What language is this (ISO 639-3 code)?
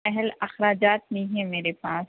urd